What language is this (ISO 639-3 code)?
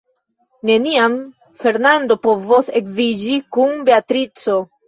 epo